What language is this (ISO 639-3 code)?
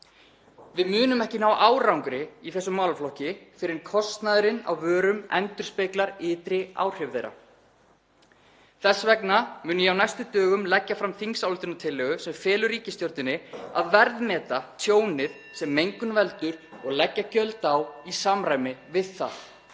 isl